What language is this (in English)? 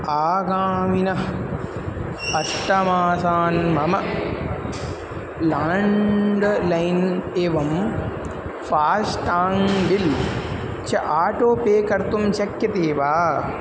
Sanskrit